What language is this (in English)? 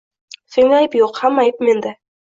Uzbek